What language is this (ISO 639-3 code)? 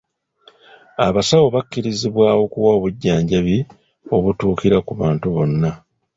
lug